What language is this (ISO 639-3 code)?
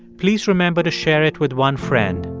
eng